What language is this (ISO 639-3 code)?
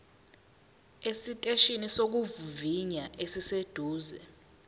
zul